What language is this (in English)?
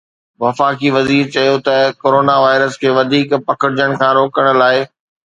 Sindhi